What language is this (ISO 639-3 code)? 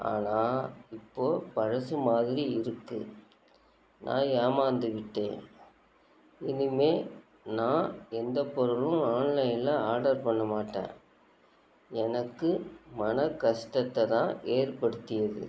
tam